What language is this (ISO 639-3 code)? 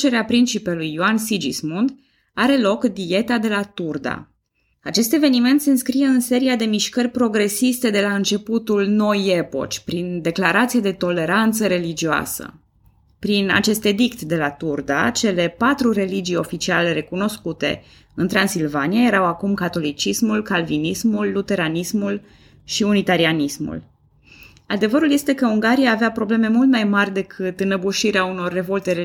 ron